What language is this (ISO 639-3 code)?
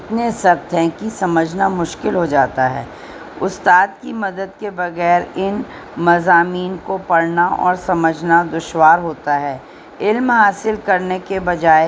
urd